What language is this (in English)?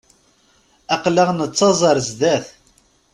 Kabyle